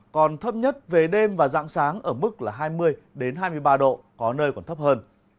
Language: Vietnamese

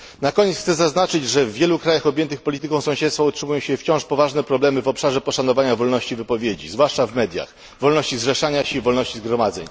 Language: Polish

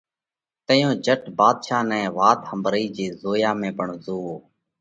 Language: Parkari Koli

